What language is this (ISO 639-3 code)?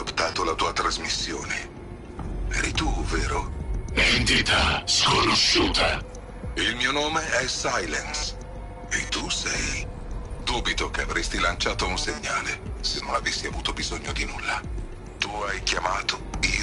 ita